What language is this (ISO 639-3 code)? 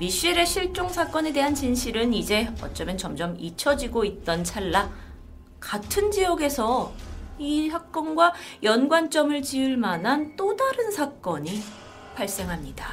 kor